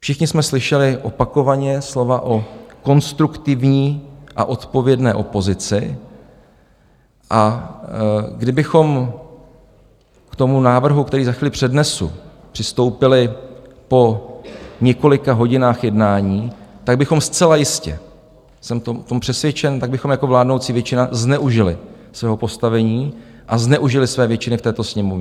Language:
Czech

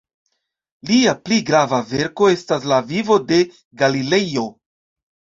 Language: Esperanto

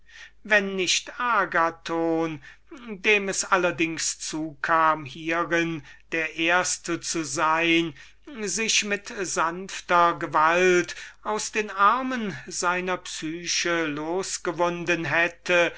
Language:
German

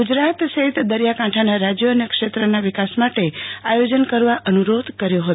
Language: Gujarati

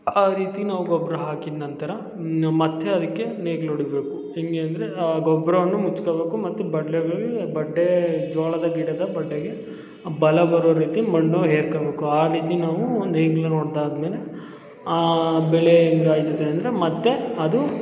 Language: Kannada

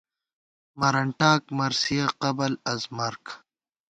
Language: Gawar-Bati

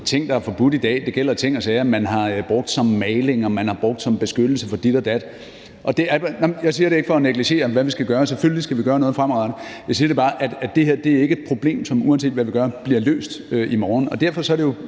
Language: Danish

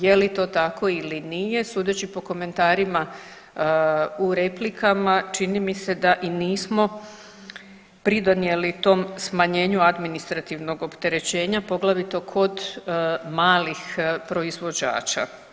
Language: Croatian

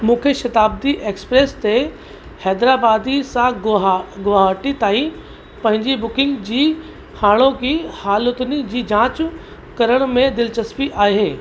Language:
Sindhi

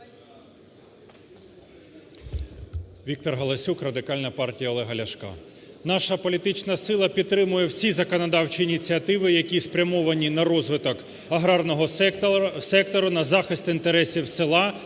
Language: Ukrainian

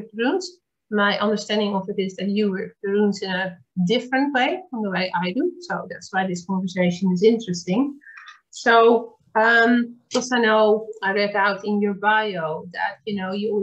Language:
English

